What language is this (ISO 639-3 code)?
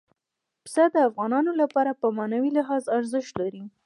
pus